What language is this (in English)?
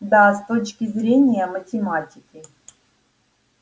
Russian